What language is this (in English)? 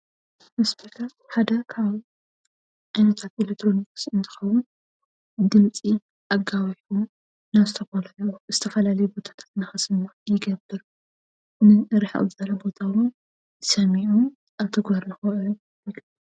Tigrinya